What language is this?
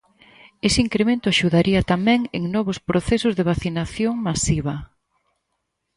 Galician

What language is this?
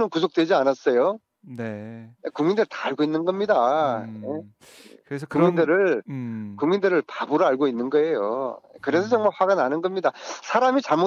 Korean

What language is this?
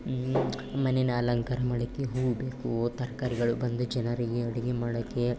Kannada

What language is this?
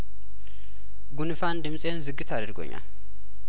Amharic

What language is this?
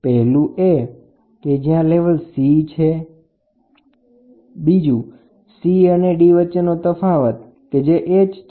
Gujarati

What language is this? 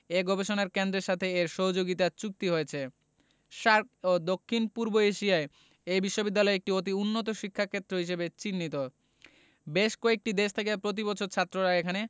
Bangla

